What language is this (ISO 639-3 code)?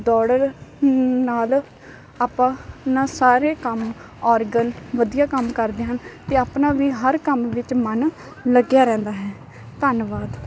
pan